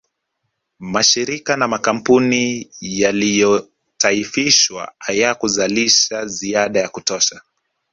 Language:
Swahili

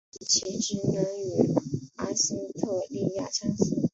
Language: Chinese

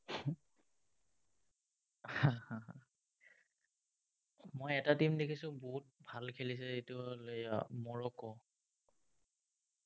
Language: Assamese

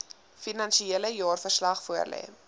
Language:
Afrikaans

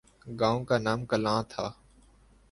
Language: Urdu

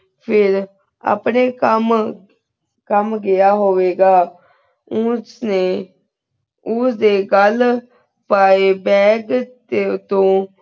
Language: Punjabi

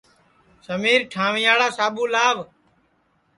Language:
Sansi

